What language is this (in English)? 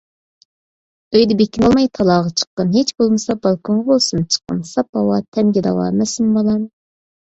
Uyghur